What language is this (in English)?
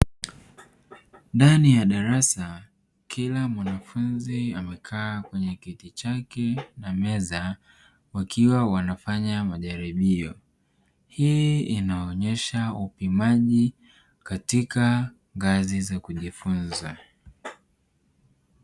Swahili